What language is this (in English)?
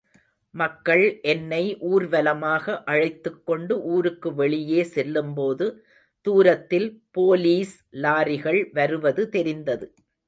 Tamil